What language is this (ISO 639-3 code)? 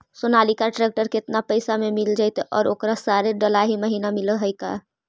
mag